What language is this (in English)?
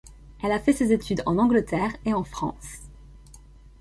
French